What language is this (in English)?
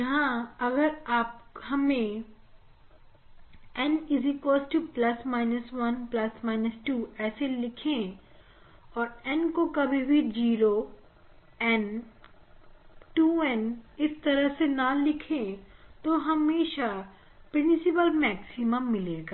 Hindi